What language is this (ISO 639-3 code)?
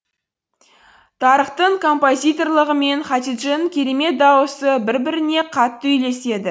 kaz